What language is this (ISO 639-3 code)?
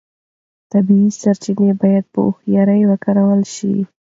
pus